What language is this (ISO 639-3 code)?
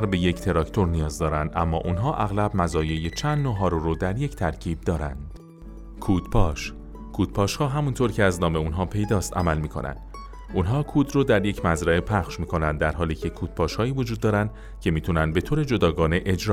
fas